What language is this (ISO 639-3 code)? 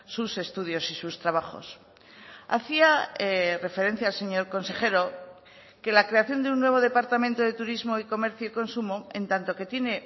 spa